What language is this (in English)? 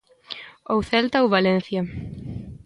Galician